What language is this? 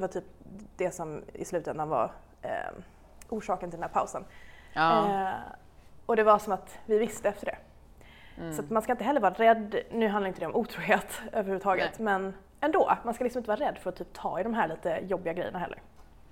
Swedish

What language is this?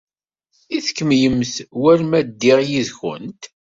Kabyle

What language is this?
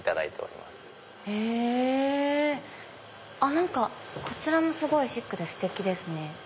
Japanese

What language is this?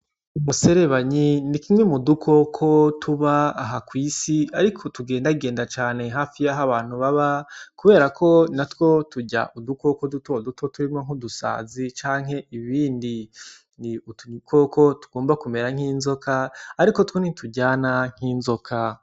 Rundi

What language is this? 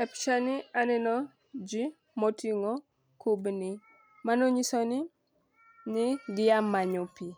Luo (Kenya and Tanzania)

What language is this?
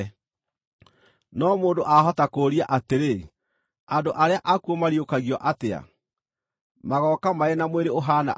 Kikuyu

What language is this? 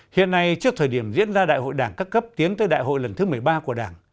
Vietnamese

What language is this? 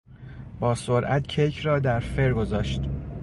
Persian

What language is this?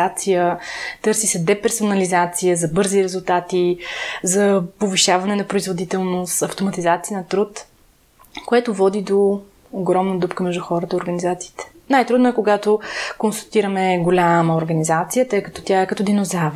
Bulgarian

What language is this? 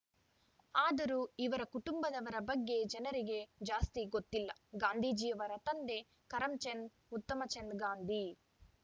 Kannada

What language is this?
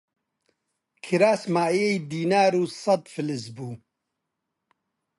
Central Kurdish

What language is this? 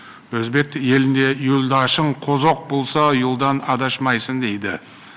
Kazakh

